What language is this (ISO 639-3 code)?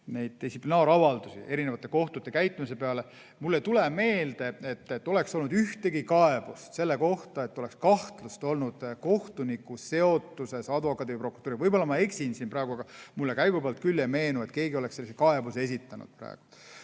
est